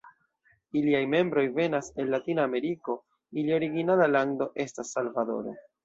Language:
Esperanto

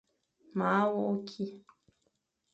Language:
Fang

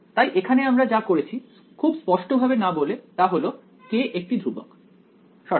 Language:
Bangla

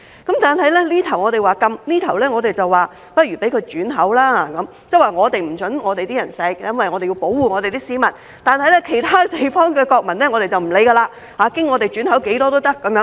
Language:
Cantonese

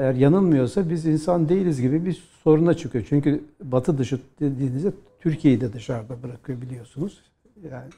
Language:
Turkish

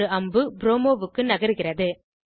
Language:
Tamil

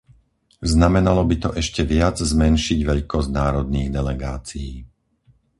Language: Slovak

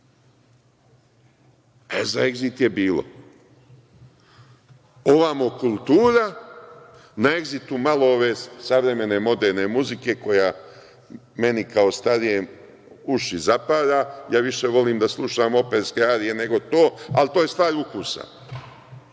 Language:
Serbian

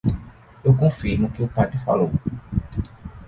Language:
Portuguese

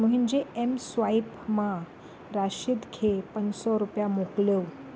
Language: Sindhi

